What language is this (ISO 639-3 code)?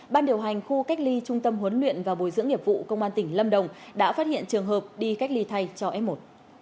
vie